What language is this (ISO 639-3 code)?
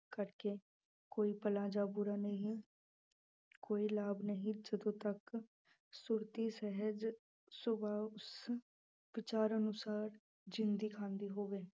pan